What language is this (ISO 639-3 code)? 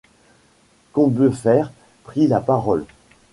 fra